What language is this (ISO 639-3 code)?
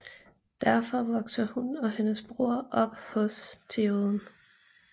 dan